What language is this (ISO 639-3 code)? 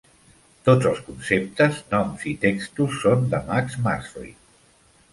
cat